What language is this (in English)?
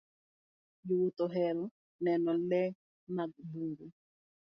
Luo (Kenya and Tanzania)